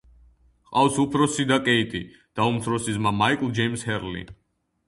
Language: Georgian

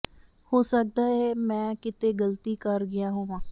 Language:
Punjabi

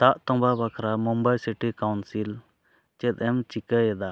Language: Santali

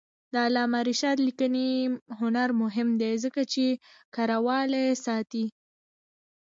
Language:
Pashto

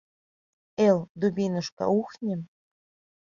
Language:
Mari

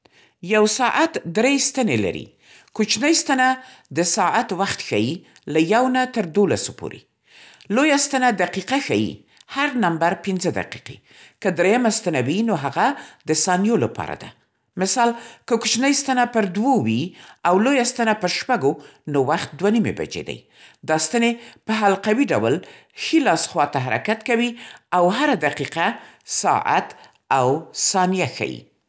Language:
Central Pashto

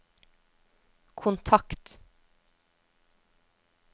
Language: Norwegian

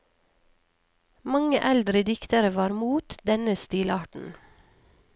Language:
Norwegian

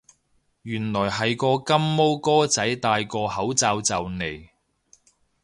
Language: Cantonese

